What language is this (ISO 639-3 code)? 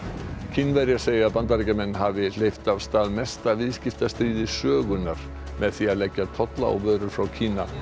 isl